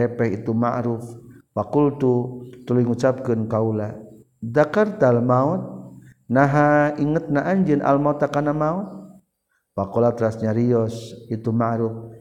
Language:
Malay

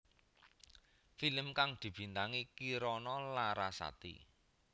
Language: Javanese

